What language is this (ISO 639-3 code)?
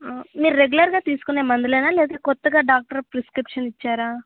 tel